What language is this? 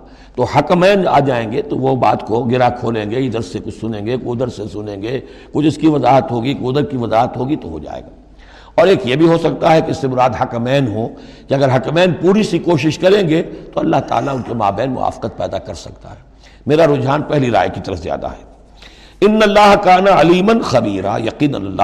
Urdu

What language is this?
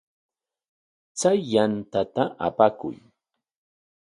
Corongo Ancash Quechua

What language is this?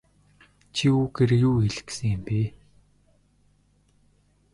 Mongolian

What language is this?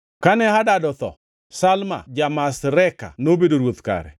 Luo (Kenya and Tanzania)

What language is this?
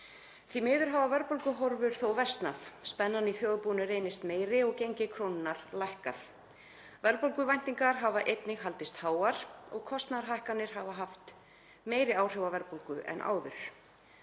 Icelandic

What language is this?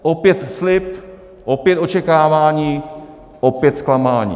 Czech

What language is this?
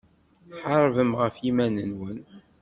Kabyle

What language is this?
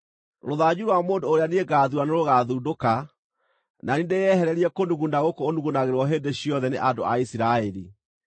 Kikuyu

